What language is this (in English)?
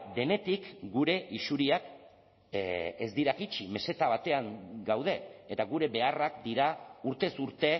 Basque